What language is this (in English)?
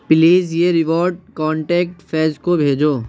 Urdu